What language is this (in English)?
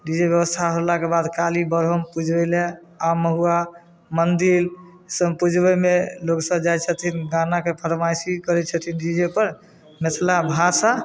Maithili